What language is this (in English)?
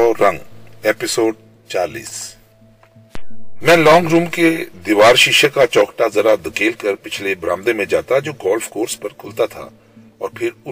Urdu